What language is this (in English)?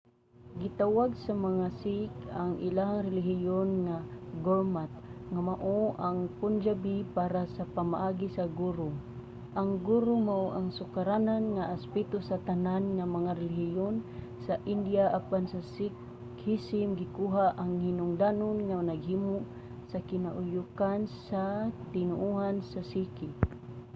Cebuano